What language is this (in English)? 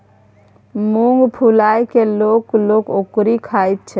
Maithili